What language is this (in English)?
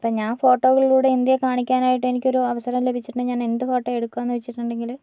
Malayalam